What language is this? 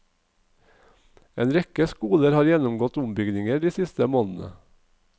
Norwegian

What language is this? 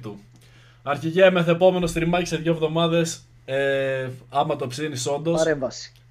Greek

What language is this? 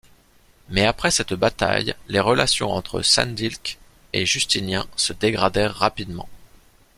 French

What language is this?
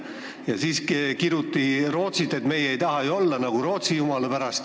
Estonian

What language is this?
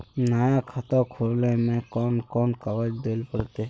Magahi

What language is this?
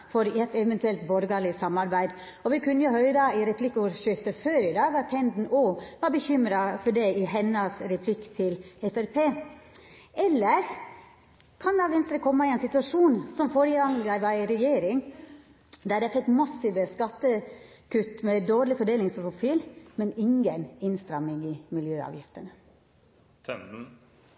Norwegian Nynorsk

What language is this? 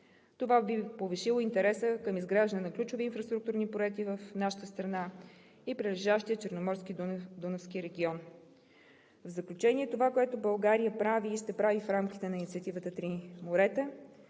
Bulgarian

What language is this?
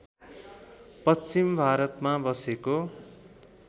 Nepali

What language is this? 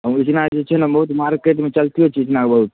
Maithili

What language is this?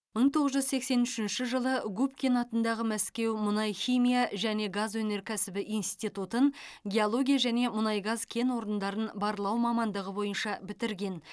Kazakh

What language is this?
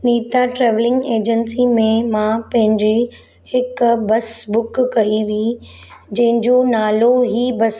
Sindhi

